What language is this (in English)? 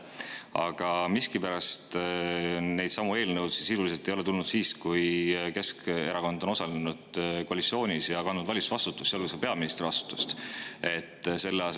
Estonian